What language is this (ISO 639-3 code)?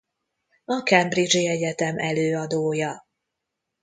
hun